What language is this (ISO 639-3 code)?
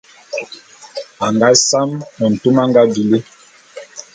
bum